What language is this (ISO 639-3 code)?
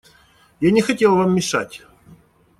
rus